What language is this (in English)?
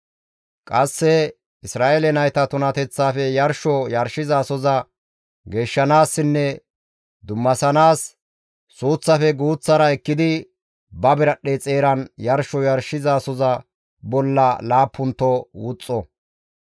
Gamo